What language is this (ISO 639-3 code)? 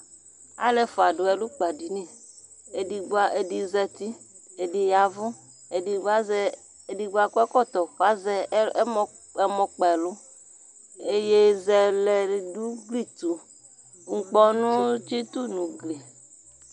kpo